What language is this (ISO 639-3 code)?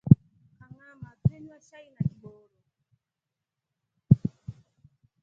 rof